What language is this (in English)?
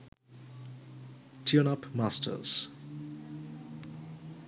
Sinhala